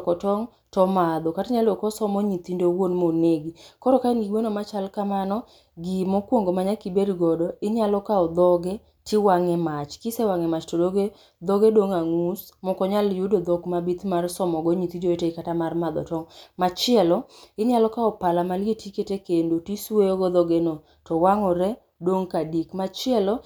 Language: Luo (Kenya and Tanzania)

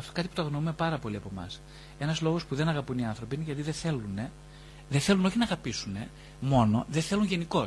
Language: Greek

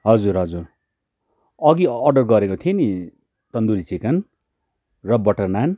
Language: Nepali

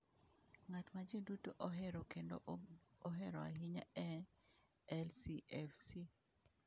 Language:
Luo (Kenya and Tanzania)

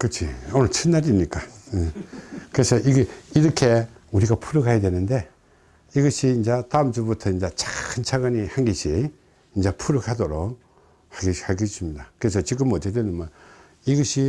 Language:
Korean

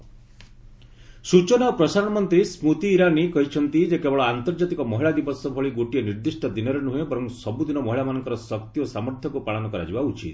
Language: Odia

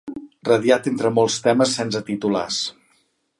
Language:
Catalan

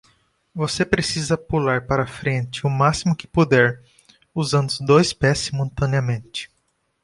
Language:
Portuguese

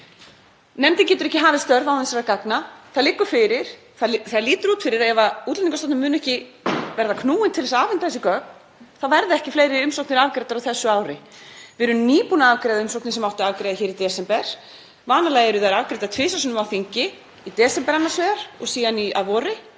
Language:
Icelandic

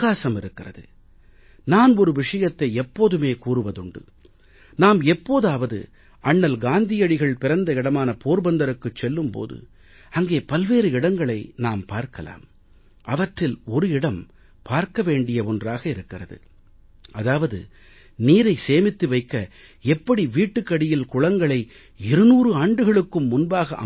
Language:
Tamil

